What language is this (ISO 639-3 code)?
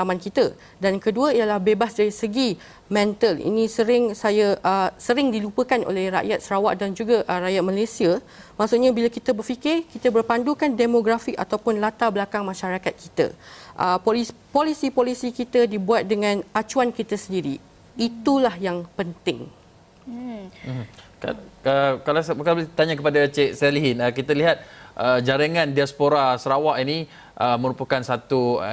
msa